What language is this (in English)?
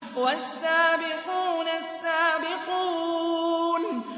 Arabic